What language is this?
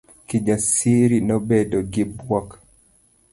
Luo (Kenya and Tanzania)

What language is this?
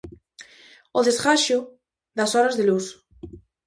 Galician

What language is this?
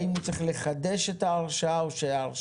Hebrew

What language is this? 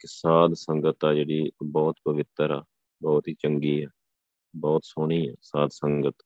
Punjabi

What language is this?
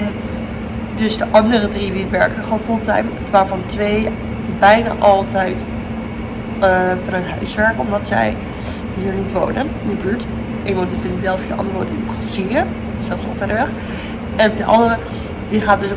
Dutch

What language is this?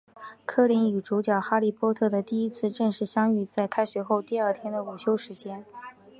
Chinese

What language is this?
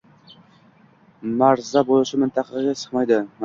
Uzbek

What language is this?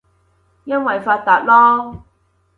Cantonese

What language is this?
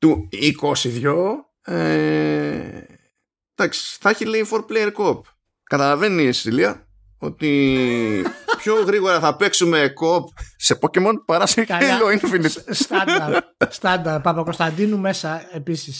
Greek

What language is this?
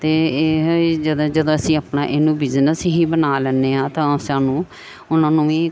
Punjabi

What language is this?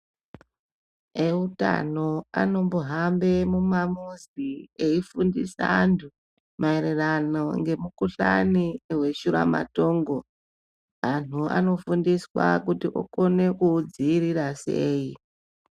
Ndau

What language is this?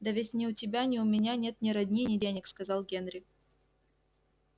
Russian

